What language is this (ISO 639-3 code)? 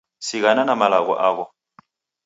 dav